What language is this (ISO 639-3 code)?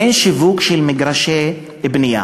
heb